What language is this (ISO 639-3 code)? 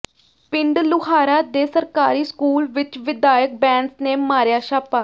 pan